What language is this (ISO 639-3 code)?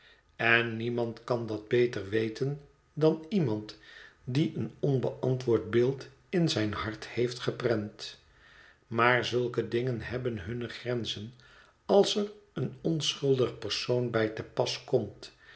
nld